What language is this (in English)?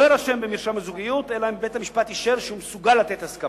Hebrew